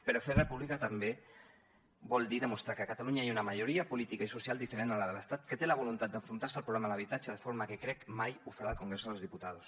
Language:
Catalan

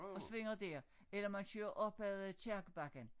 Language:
Danish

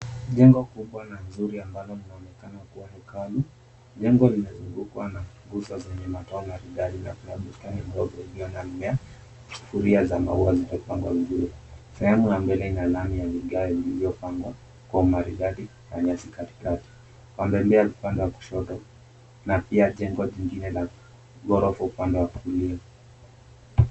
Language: Swahili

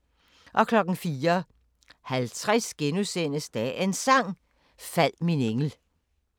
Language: Danish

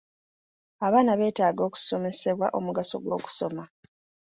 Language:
Ganda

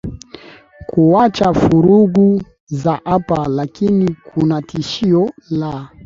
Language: Swahili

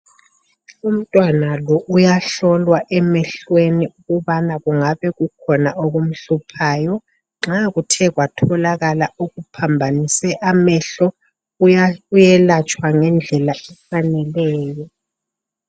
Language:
North Ndebele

